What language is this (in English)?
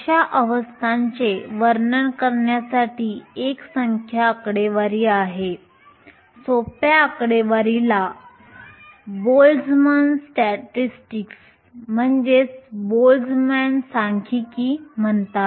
Marathi